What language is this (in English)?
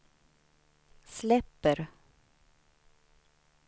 Swedish